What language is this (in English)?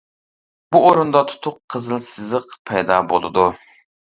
Uyghur